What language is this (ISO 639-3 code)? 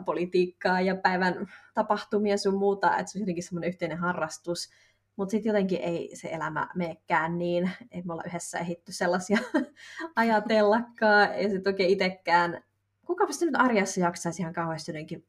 fin